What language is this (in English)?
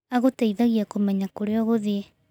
Kikuyu